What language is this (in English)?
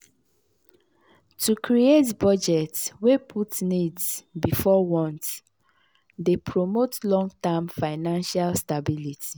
Nigerian Pidgin